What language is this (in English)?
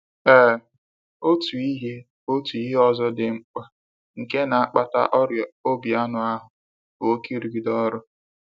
Igbo